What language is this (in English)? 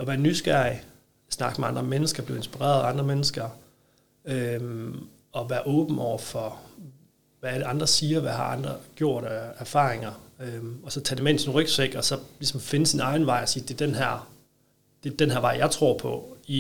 Danish